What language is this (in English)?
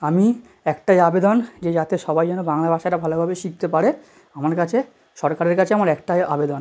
Bangla